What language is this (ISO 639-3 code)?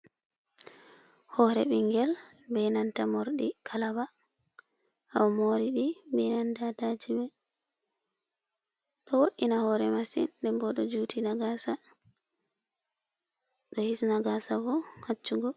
ful